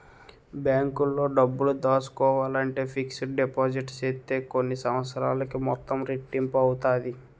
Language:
Telugu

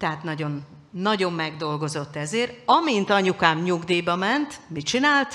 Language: Hungarian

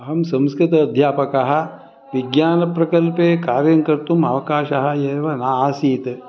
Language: Sanskrit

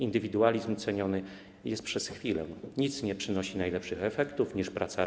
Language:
Polish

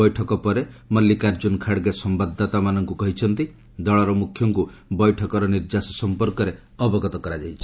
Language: Odia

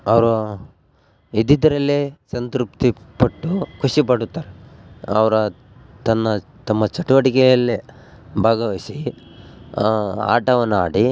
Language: Kannada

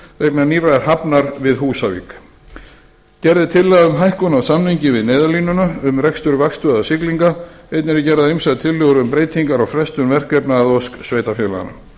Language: Icelandic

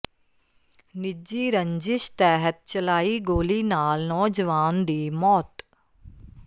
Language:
Punjabi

